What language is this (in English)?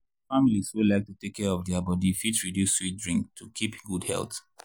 Nigerian Pidgin